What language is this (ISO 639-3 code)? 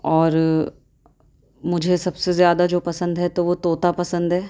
urd